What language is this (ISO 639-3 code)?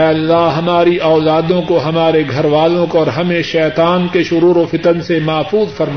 urd